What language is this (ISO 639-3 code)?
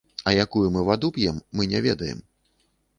bel